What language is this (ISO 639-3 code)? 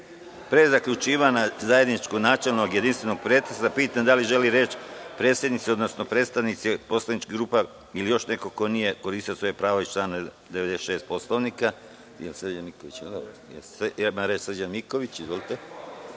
srp